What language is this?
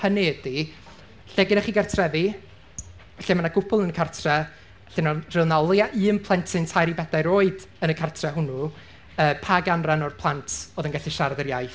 Welsh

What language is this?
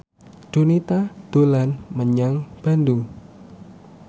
Javanese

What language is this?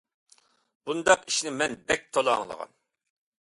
Uyghur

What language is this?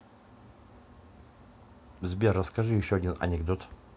Russian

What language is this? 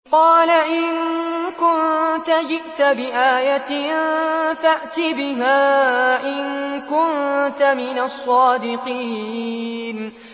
Arabic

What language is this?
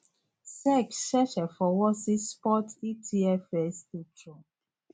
Yoruba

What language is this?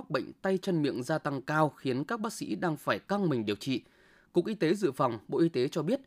Vietnamese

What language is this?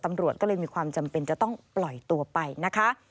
Thai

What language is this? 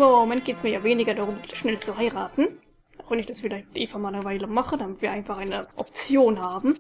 German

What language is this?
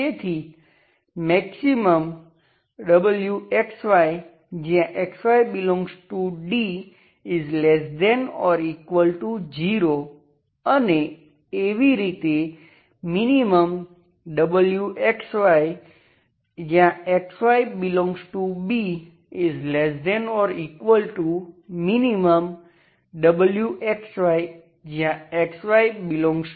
Gujarati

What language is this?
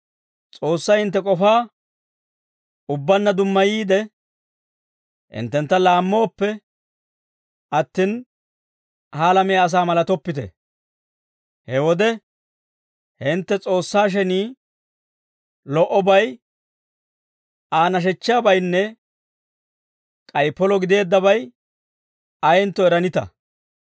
Dawro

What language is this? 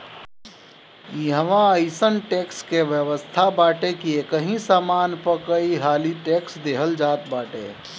Bhojpuri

